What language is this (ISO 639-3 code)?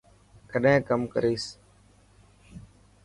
mki